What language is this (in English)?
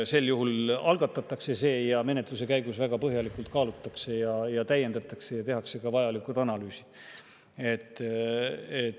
Estonian